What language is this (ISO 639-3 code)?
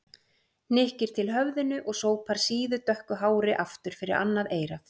isl